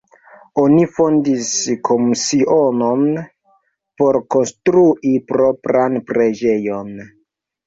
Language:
Esperanto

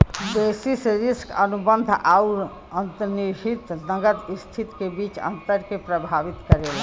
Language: Bhojpuri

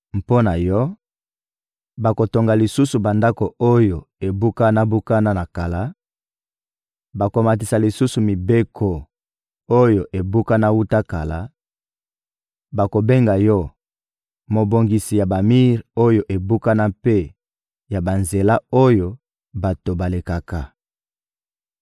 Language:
Lingala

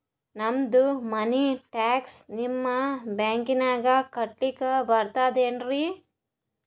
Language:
Kannada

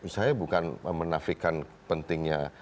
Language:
Indonesian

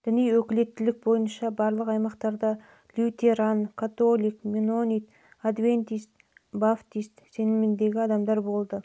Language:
Kazakh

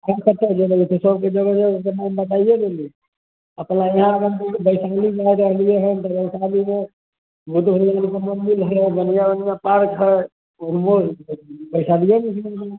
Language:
Maithili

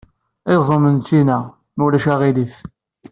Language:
Kabyle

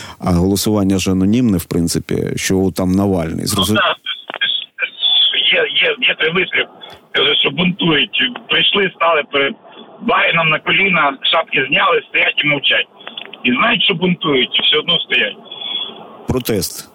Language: Ukrainian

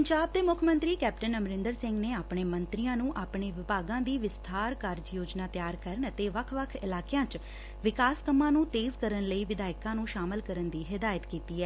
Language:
Punjabi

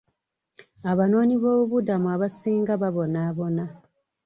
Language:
Ganda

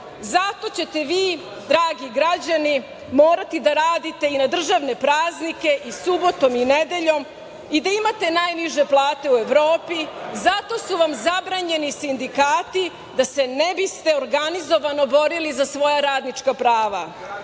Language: Serbian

